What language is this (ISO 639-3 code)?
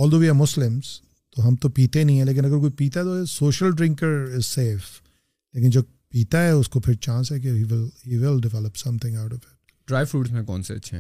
urd